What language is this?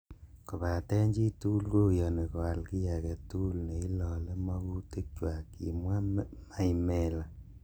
Kalenjin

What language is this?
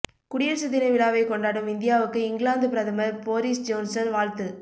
Tamil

